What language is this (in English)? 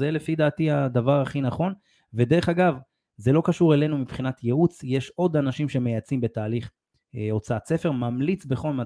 Hebrew